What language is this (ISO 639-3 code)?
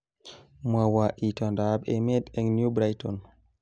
kln